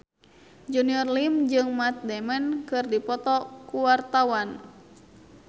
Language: Sundanese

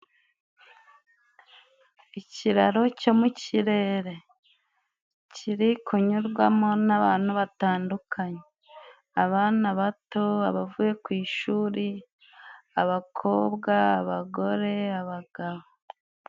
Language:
Kinyarwanda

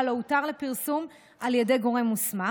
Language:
Hebrew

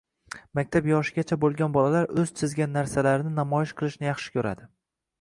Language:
Uzbek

